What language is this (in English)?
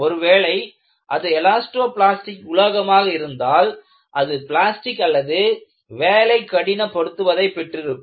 Tamil